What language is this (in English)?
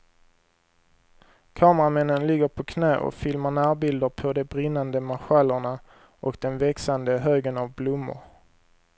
Swedish